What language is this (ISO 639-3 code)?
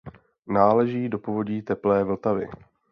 ces